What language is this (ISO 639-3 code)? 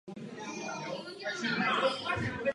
ces